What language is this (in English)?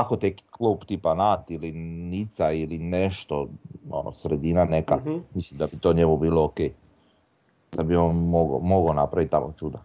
Croatian